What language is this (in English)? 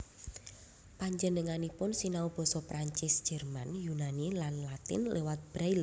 Javanese